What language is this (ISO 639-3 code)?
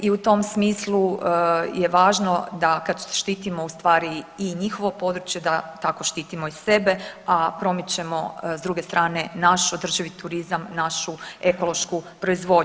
hrv